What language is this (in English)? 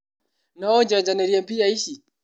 Kikuyu